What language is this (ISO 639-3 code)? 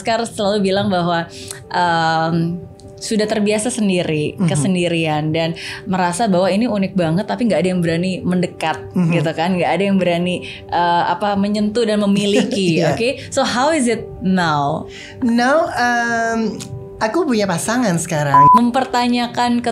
ind